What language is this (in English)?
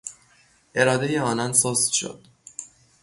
Persian